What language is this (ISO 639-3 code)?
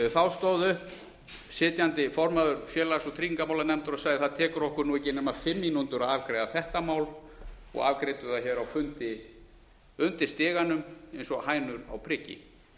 isl